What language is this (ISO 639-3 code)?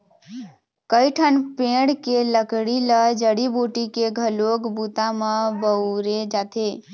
hne